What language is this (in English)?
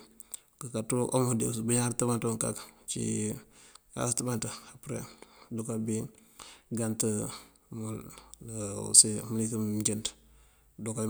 Mandjak